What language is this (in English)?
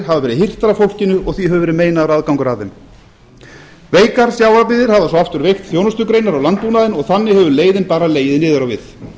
Icelandic